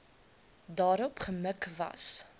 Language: Afrikaans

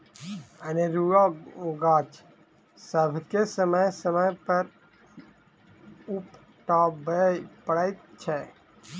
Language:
Maithili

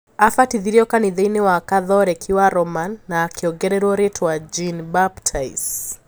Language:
Kikuyu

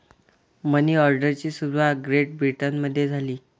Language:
Marathi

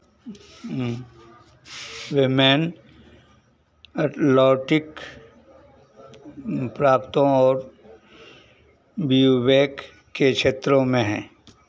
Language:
Hindi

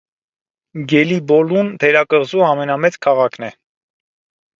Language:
Armenian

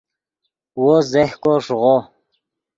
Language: Yidgha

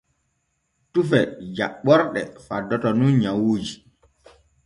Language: Borgu Fulfulde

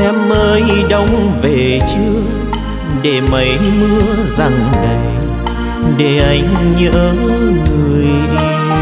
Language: Vietnamese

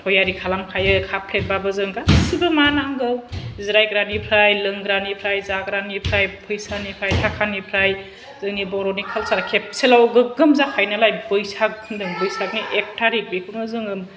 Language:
Bodo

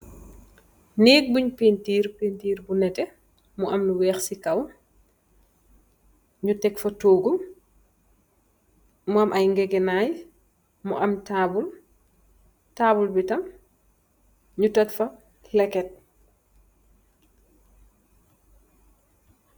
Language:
Wolof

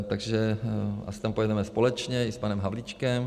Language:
Czech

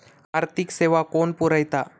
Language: Marathi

